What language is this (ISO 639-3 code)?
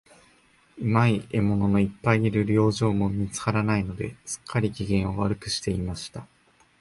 jpn